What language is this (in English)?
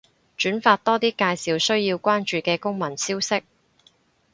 Cantonese